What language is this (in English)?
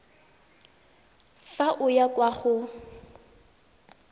Tswana